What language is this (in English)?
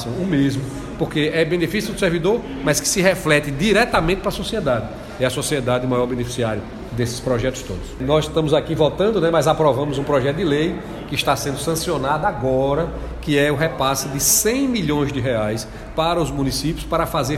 Portuguese